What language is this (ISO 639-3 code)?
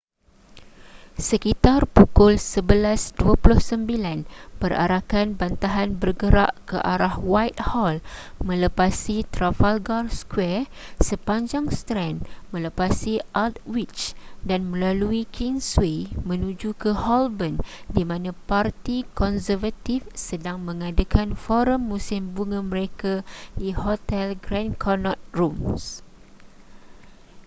msa